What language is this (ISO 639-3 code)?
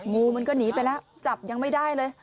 tha